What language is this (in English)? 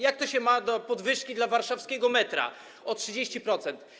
Polish